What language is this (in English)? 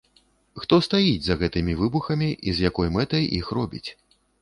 Belarusian